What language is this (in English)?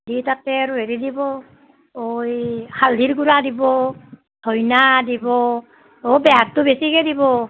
Assamese